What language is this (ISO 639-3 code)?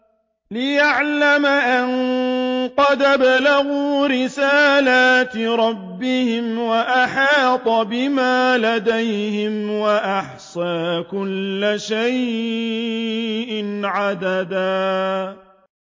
ara